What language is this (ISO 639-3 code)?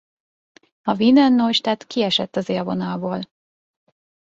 hun